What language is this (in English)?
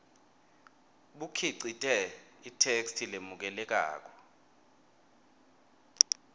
Swati